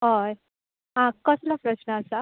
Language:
Konkani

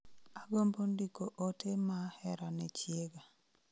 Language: Luo (Kenya and Tanzania)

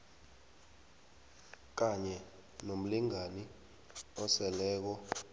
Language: South Ndebele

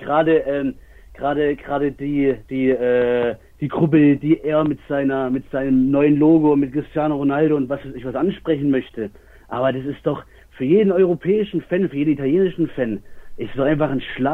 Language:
German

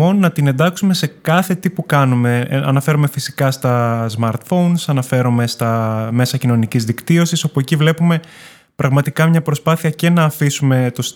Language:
Greek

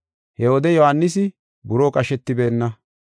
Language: Gofa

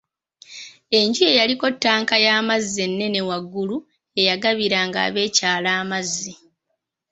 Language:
Ganda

